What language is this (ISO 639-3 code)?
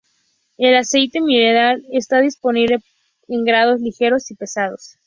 spa